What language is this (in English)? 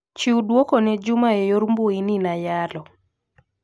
Luo (Kenya and Tanzania)